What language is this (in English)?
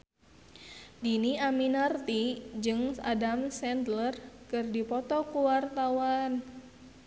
Sundanese